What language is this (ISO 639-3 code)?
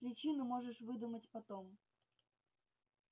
rus